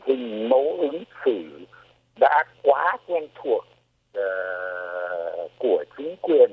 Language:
Vietnamese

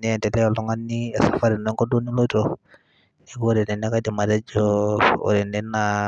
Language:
Masai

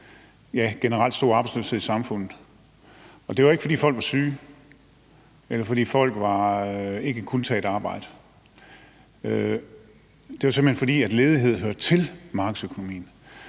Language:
Danish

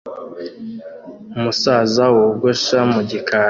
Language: Kinyarwanda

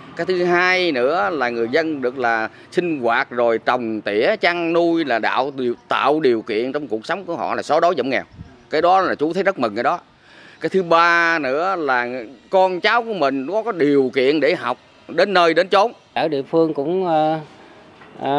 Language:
Vietnamese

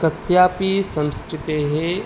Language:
Sanskrit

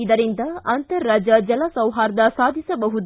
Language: Kannada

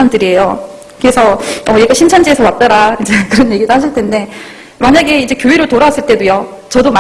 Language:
Korean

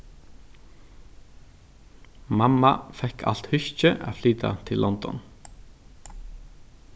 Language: Faroese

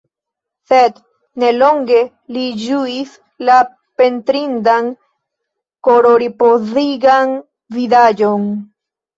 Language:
Esperanto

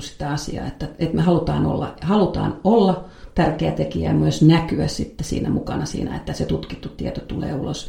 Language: Finnish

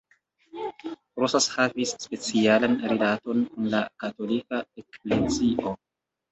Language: Esperanto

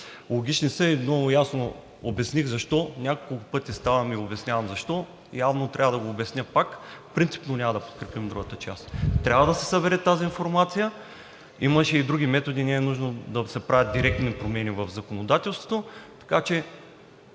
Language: Bulgarian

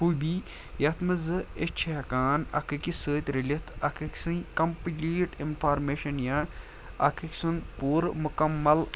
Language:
Kashmiri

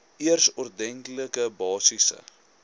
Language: Afrikaans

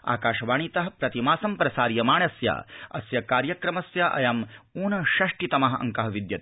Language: Sanskrit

